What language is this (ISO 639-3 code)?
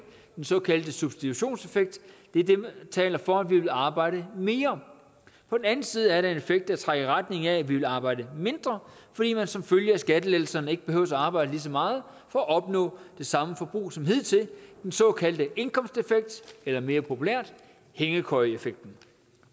dan